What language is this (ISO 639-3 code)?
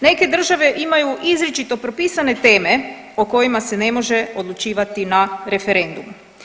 hrv